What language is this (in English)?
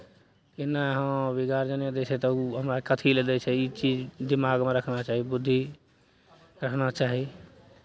Maithili